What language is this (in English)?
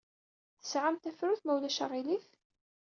Kabyle